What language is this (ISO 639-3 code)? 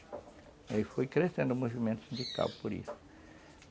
por